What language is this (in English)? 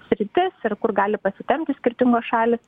Lithuanian